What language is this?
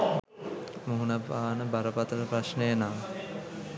Sinhala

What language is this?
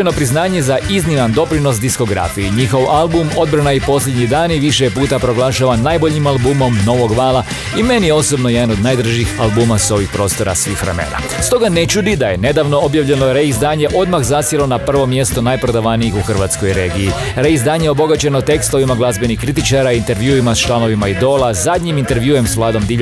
Croatian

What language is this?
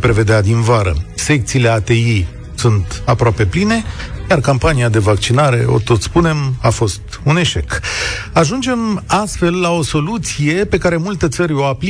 Romanian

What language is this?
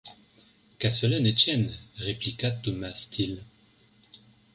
French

